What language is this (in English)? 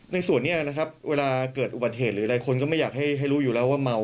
Thai